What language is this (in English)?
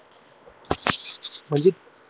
Marathi